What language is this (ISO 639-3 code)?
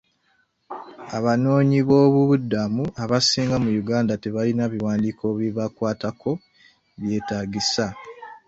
lug